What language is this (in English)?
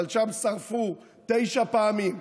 Hebrew